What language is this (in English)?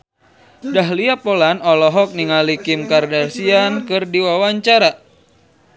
Sundanese